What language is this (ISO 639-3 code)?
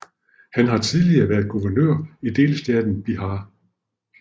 dan